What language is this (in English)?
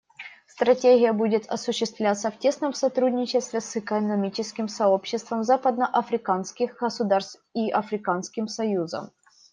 Russian